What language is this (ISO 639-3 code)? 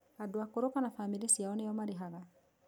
kik